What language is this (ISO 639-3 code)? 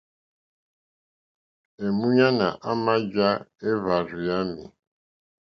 bri